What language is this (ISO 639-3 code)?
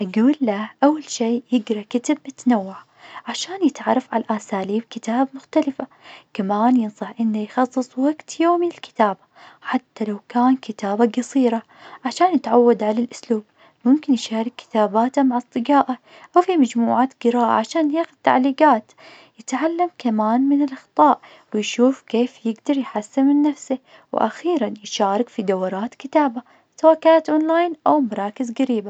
ars